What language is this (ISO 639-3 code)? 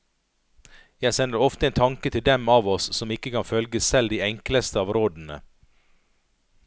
nor